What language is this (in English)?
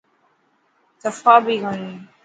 Dhatki